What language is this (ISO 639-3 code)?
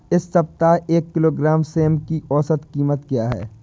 hin